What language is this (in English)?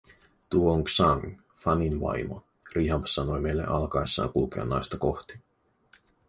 Finnish